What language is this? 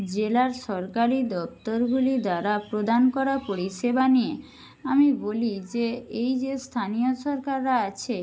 Bangla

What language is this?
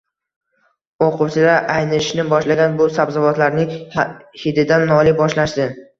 Uzbek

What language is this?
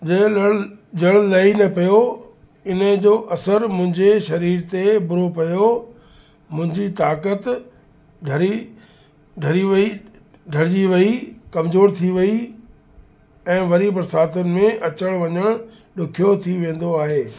Sindhi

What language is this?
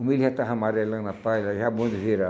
Portuguese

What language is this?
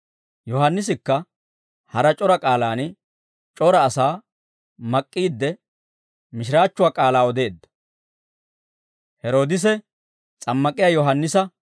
Dawro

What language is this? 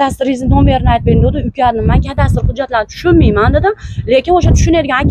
Turkish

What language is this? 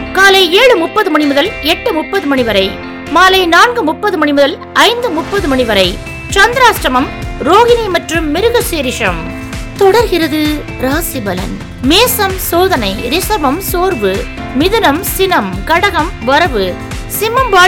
Tamil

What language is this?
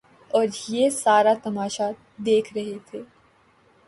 Urdu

